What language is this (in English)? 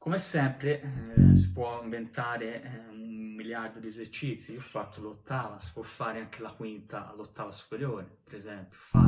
Italian